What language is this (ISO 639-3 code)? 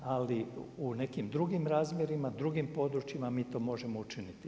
hrv